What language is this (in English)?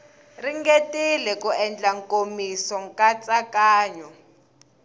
Tsonga